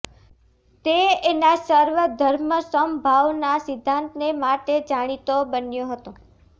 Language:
Gujarati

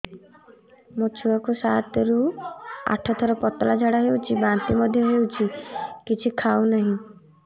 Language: Odia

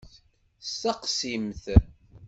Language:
Kabyle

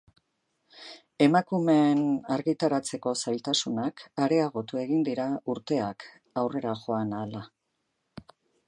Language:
Basque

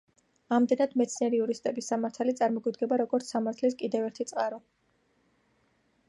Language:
Georgian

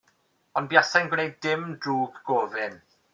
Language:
Welsh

